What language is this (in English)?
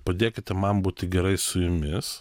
Lithuanian